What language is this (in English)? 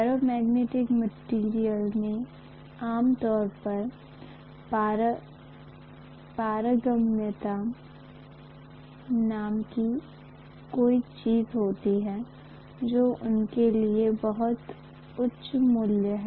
Hindi